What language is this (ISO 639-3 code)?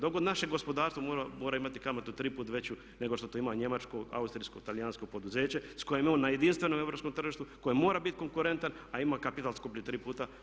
hrv